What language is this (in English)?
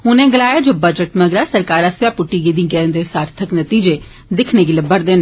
Dogri